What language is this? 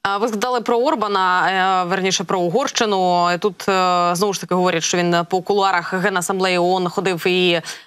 Ukrainian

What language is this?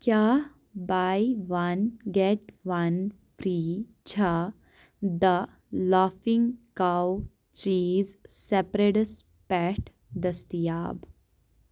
Kashmiri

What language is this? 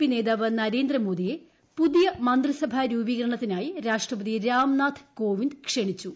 Malayalam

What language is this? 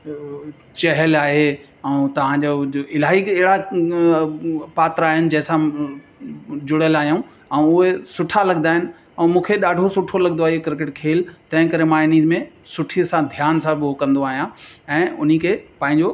Sindhi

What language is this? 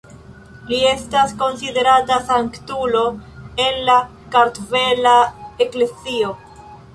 Esperanto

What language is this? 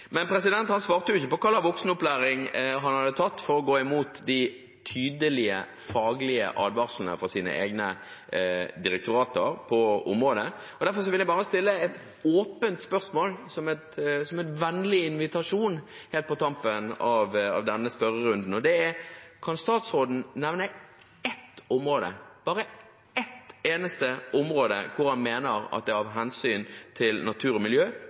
Norwegian Bokmål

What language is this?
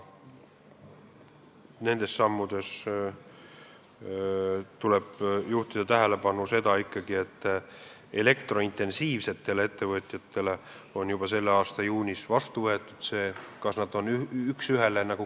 Estonian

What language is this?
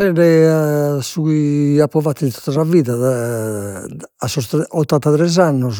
Sardinian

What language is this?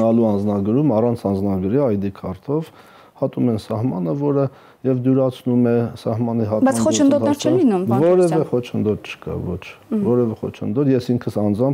Romanian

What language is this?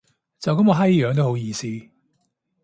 Cantonese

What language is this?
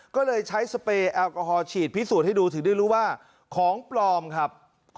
Thai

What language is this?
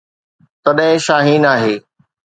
Sindhi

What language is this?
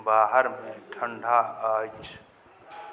Maithili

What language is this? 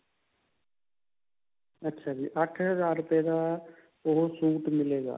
Punjabi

